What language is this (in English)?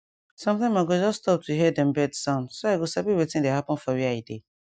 Nigerian Pidgin